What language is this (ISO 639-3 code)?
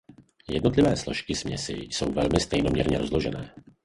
ces